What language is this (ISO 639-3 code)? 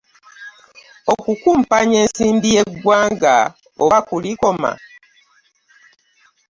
lug